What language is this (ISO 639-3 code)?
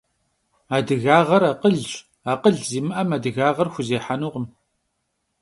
kbd